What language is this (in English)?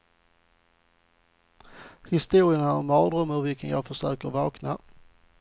Swedish